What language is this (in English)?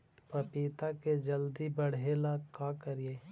Magahi